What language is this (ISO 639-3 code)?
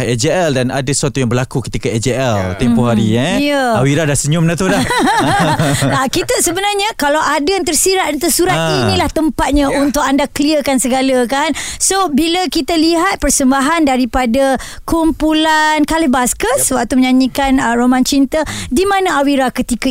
msa